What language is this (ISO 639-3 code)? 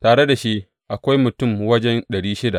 hau